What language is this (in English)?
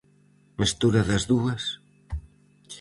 Galician